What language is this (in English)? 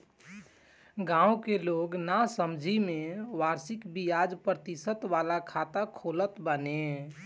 Bhojpuri